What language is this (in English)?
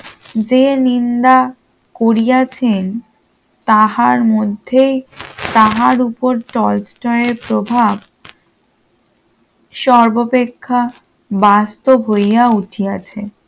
Bangla